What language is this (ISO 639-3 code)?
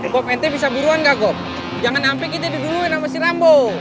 ind